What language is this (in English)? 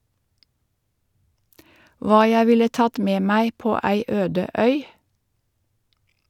Norwegian